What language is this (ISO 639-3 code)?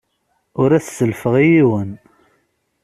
kab